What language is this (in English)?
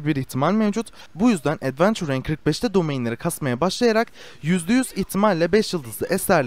Turkish